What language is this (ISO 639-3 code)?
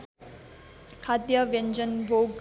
nep